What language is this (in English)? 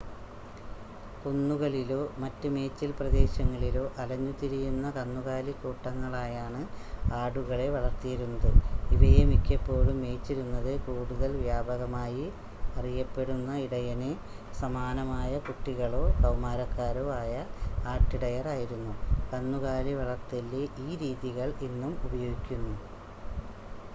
Malayalam